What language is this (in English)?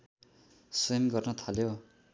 Nepali